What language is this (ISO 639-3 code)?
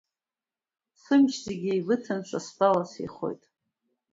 abk